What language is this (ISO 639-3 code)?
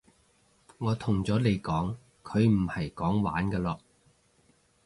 yue